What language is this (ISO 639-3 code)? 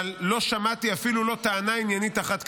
heb